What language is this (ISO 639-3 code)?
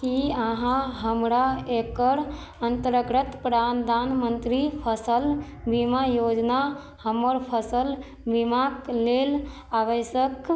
mai